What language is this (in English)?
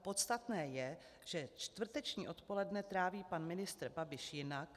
Czech